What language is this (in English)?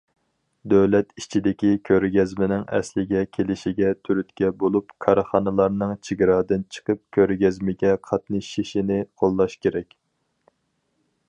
Uyghur